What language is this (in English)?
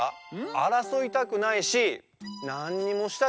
Japanese